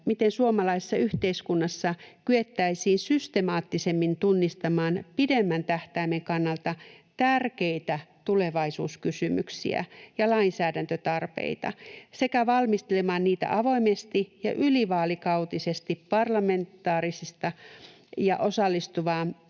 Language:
Finnish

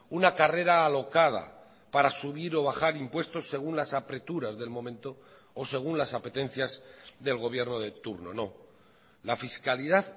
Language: Spanish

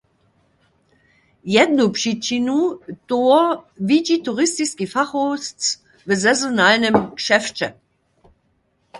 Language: Upper Sorbian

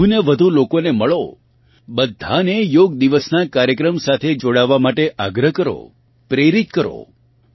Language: Gujarati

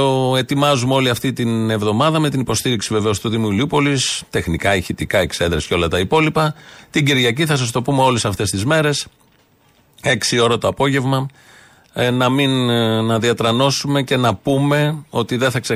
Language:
Greek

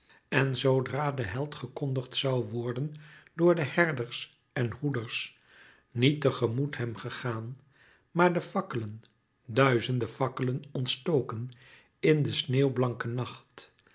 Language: Dutch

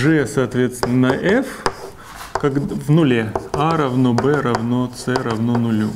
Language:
Russian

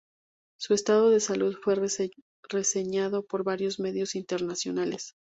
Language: Spanish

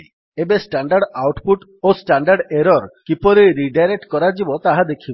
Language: Odia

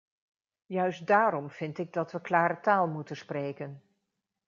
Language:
Dutch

